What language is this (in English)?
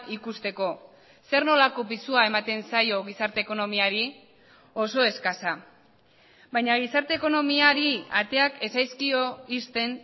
Basque